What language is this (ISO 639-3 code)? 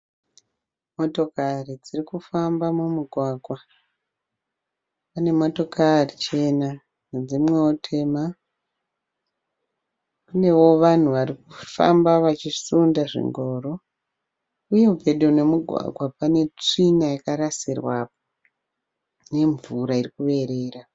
sna